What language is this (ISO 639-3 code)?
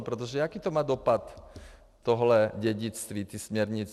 ces